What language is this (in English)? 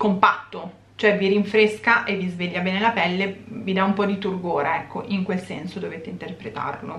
Italian